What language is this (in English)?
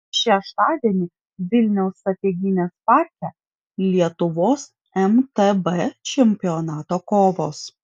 Lithuanian